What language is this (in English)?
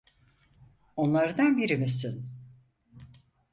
Turkish